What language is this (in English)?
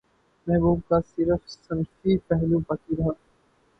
Urdu